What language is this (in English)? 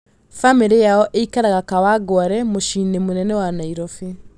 Kikuyu